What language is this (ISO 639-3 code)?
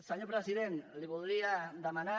cat